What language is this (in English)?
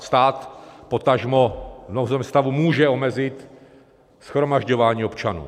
Czech